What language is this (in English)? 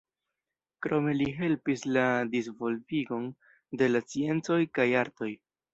Esperanto